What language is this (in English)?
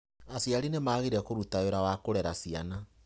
Kikuyu